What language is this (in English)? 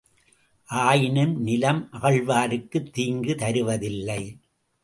Tamil